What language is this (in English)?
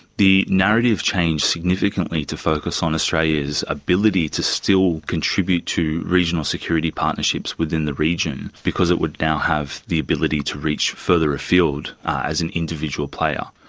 English